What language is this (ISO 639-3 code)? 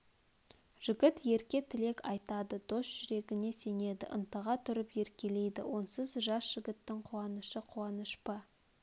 kaz